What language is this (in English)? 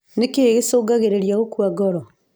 Kikuyu